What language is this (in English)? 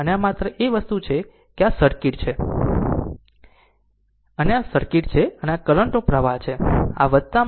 Gujarati